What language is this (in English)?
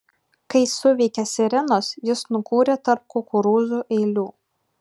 Lithuanian